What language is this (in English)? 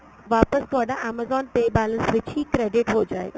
Punjabi